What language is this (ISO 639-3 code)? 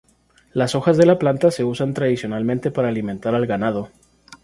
spa